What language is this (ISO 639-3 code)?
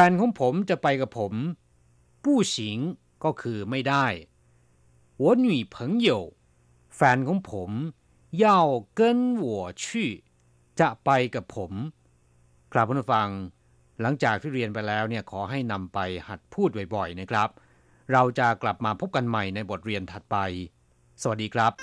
tha